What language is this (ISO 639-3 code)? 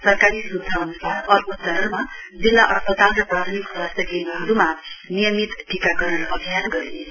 nep